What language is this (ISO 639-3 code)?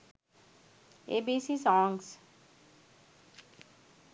sin